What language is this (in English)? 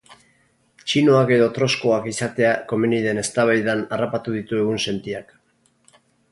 Basque